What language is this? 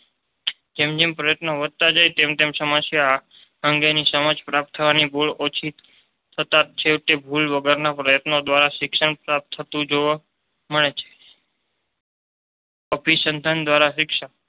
Gujarati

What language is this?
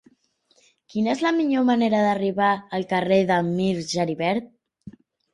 Catalan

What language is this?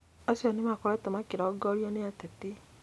Kikuyu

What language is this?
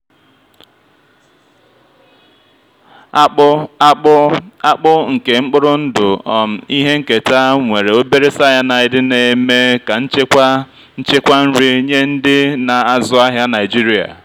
Igbo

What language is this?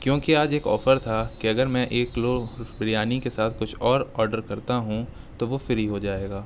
Urdu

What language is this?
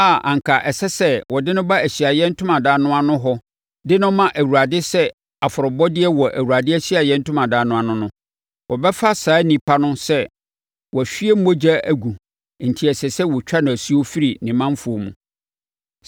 Akan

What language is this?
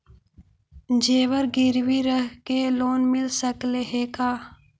Magahi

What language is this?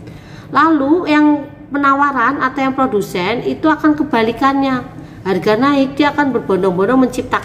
Indonesian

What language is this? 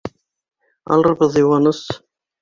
Bashkir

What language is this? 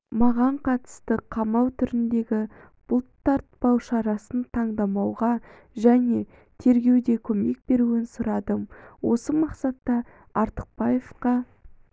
Kazakh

